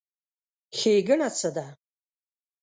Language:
Pashto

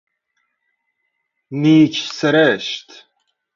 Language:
Persian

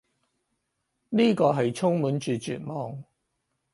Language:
Cantonese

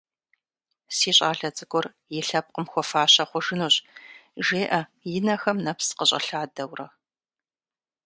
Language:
Kabardian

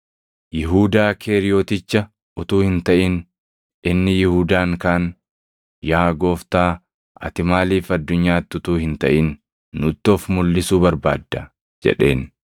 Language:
Oromo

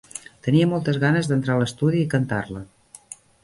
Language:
Catalan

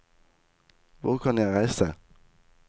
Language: Norwegian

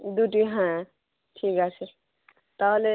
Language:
Bangla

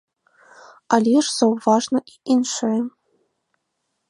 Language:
Belarusian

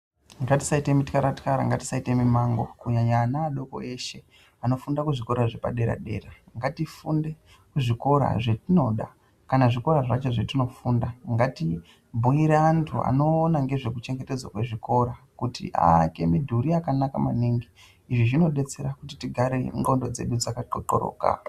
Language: Ndau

